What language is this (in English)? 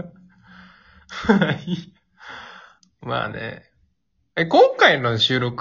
Japanese